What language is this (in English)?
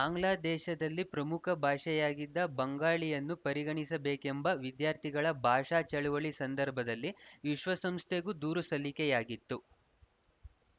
Kannada